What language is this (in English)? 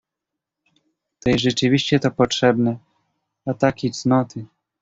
Polish